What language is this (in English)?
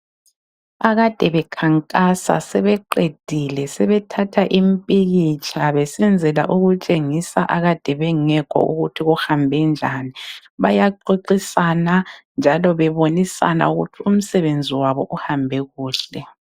North Ndebele